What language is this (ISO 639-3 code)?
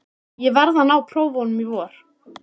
isl